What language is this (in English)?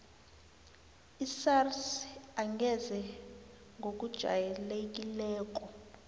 South Ndebele